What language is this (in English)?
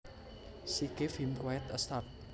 Javanese